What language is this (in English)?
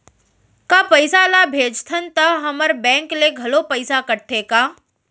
Chhattisgarhi